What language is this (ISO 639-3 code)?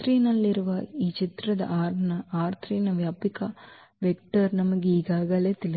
kan